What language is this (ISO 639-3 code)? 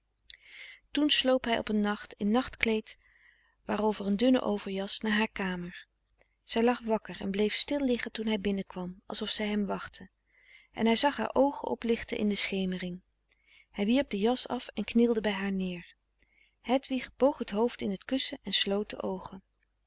nld